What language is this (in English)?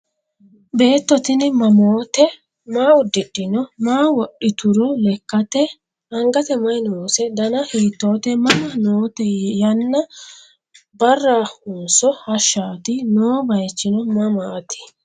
Sidamo